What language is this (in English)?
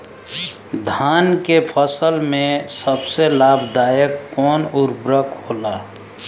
Bhojpuri